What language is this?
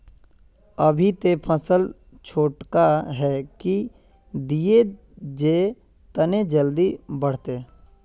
Magahi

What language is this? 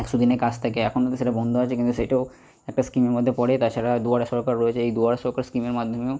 Bangla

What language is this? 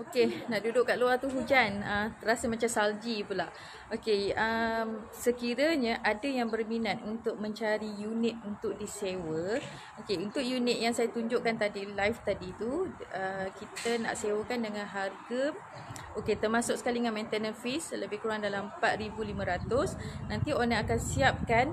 Malay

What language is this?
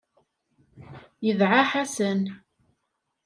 Kabyle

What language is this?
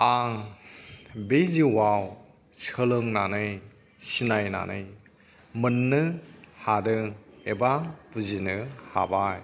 Bodo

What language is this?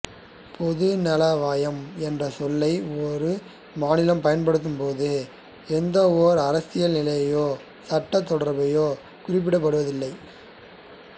Tamil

